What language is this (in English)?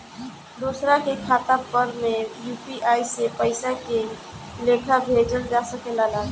Bhojpuri